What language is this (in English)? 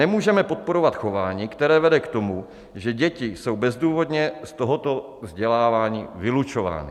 Czech